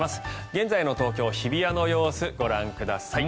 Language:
Japanese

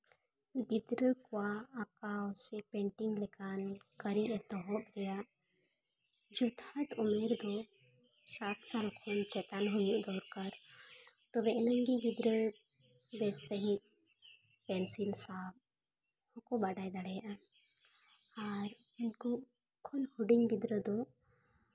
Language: Santali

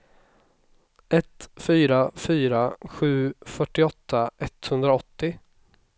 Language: Swedish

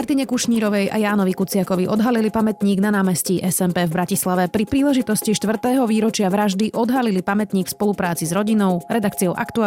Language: Slovak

